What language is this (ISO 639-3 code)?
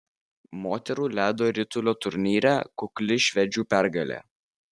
lit